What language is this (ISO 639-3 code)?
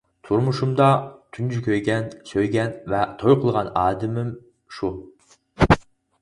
uig